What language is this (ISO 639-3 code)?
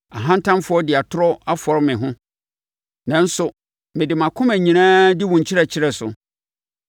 aka